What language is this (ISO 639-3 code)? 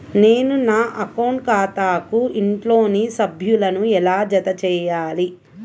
tel